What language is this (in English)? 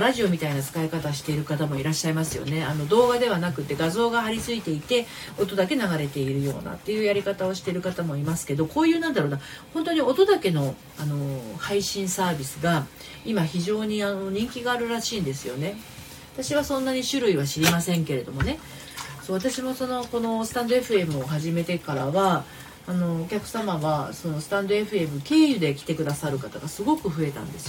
Japanese